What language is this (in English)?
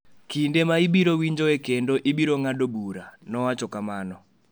Luo (Kenya and Tanzania)